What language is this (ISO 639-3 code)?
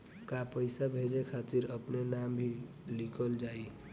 bho